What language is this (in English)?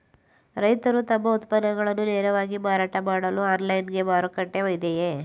Kannada